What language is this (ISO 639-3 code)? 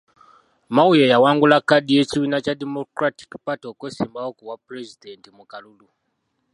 lug